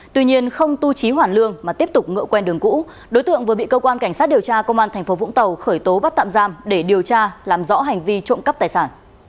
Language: Vietnamese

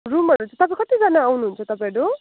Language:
Nepali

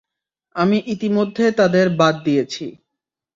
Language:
Bangla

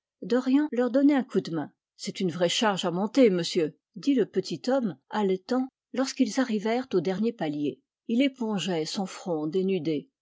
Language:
French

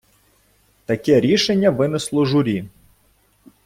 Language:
Ukrainian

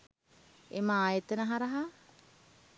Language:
Sinhala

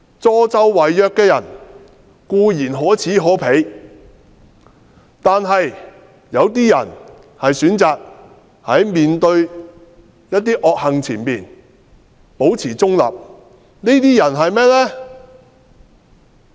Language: Cantonese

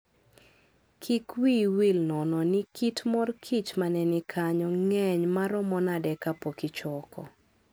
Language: Luo (Kenya and Tanzania)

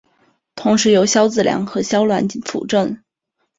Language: Chinese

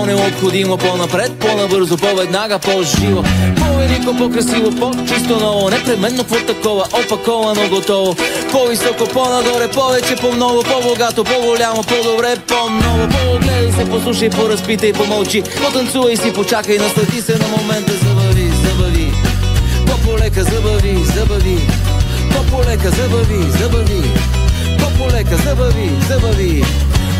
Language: Bulgarian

